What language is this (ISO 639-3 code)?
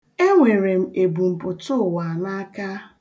ibo